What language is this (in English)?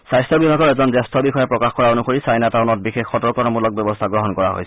Assamese